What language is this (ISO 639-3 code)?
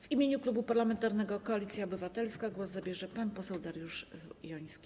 pol